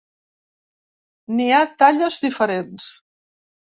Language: Catalan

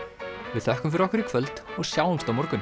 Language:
Icelandic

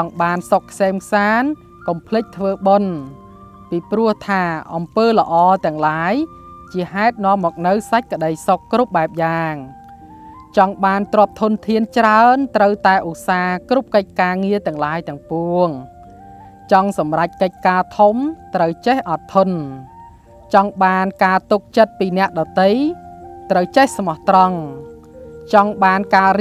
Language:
Thai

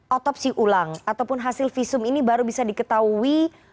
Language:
Indonesian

